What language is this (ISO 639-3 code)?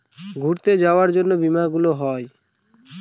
ben